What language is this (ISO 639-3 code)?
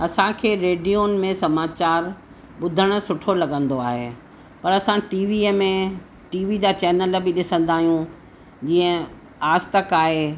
snd